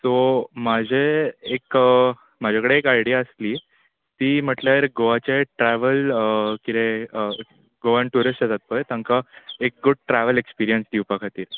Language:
Konkani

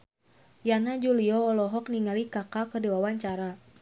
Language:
Sundanese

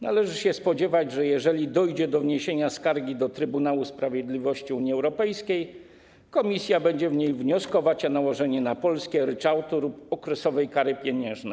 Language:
Polish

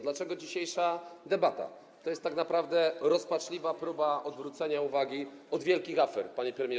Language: Polish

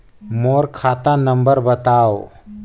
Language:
Chhattisgarhi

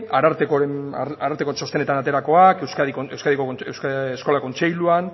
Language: Basque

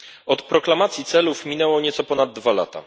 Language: Polish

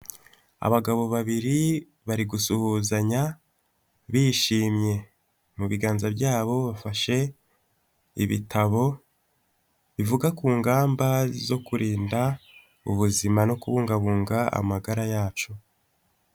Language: Kinyarwanda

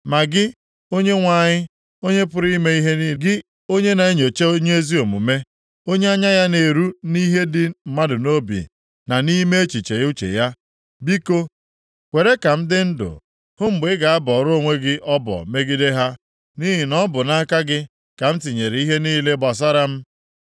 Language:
Igbo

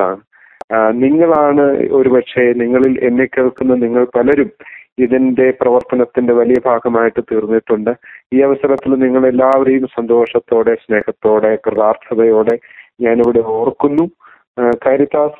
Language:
Malayalam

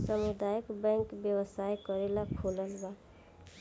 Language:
Bhojpuri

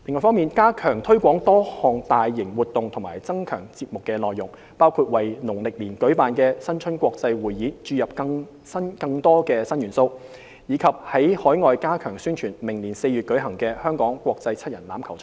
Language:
Cantonese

